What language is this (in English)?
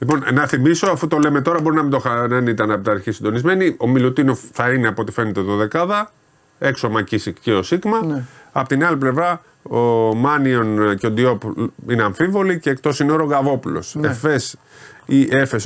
Greek